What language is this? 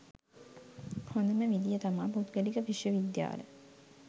Sinhala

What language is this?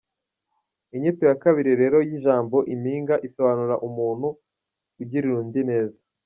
Kinyarwanda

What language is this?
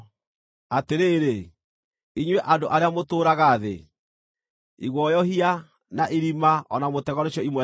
Kikuyu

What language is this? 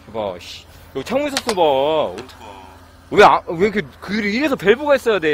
Korean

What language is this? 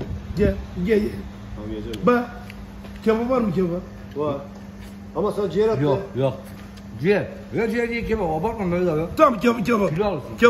Turkish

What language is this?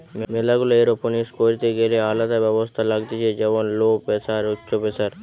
Bangla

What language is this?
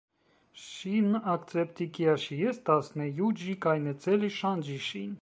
Esperanto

